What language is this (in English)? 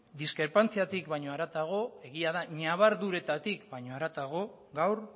Basque